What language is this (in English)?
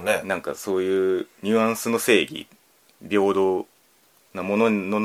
Japanese